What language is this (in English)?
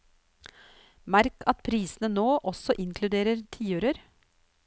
Norwegian